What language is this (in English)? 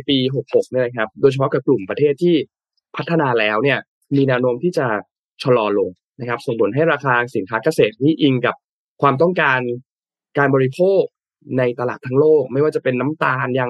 Thai